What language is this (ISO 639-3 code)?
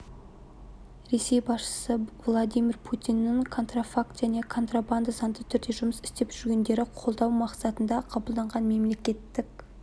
kaz